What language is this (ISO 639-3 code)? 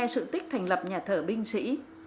vie